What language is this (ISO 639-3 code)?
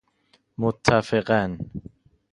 fas